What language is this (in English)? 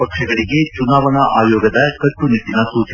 Kannada